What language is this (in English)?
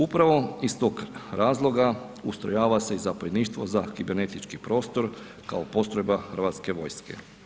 Croatian